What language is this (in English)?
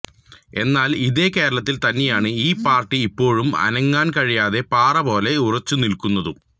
Malayalam